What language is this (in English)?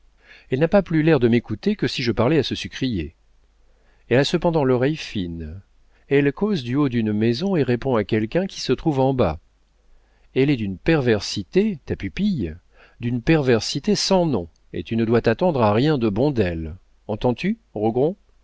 French